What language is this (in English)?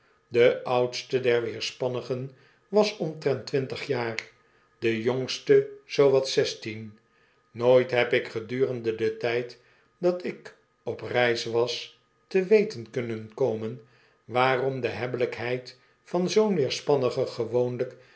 Dutch